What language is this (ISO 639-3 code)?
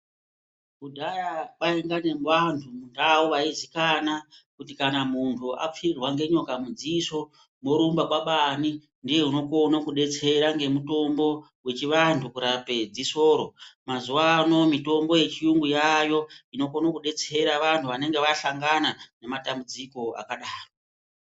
ndc